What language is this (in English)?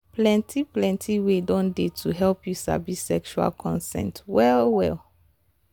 Nigerian Pidgin